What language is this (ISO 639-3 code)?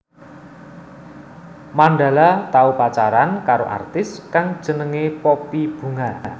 jav